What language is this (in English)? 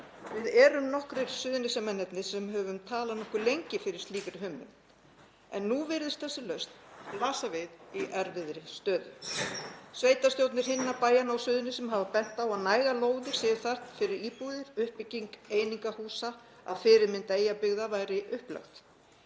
Icelandic